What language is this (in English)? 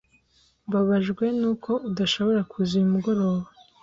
Kinyarwanda